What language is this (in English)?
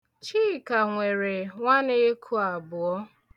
Igbo